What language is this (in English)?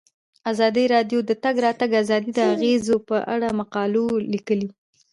Pashto